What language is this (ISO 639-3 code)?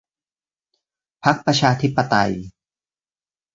tha